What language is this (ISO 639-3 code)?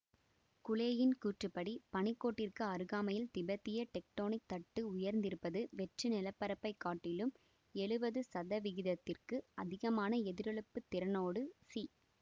tam